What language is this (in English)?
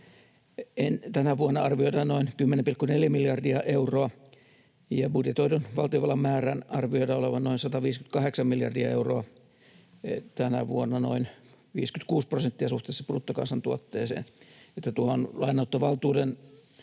Finnish